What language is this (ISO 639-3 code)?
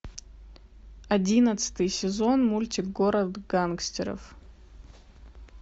rus